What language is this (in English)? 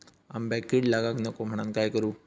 Marathi